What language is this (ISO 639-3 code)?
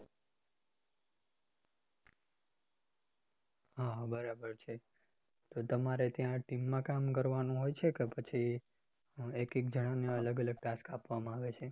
guj